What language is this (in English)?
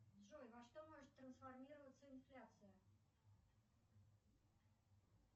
Russian